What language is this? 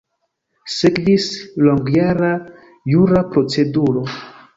Esperanto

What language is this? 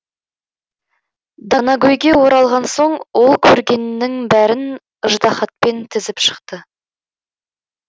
Kazakh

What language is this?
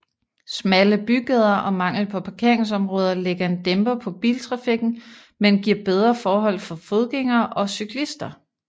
Danish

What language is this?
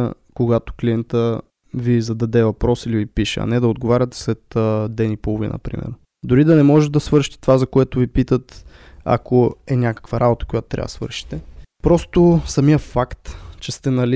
Bulgarian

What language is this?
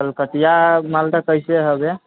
Maithili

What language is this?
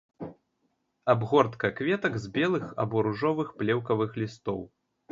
Belarusian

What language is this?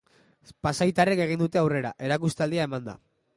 Basque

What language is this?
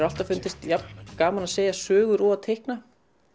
Icelandic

